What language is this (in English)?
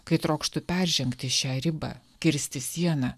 Lithuanian